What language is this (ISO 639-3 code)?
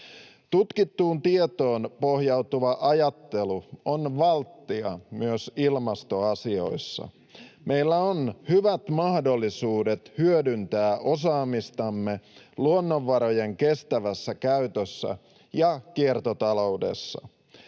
fin